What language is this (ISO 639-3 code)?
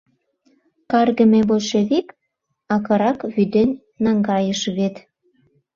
chm